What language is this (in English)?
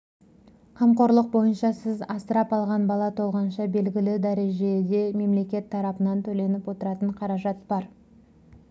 Kazakh